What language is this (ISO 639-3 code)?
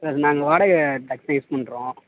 tam